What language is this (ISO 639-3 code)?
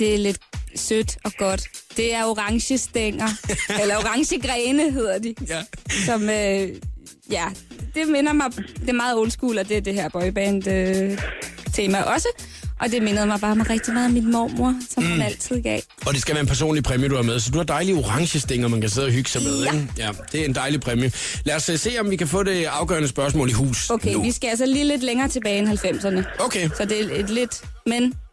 dan